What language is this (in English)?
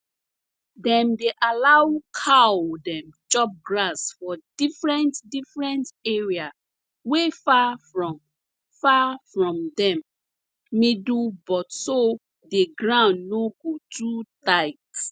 Nigerian Pidgin